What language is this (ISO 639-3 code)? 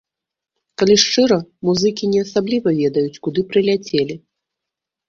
bel